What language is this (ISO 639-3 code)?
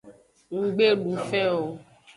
ajg